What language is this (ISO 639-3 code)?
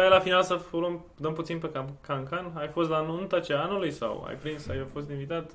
ron